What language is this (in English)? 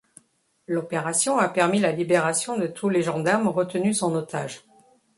French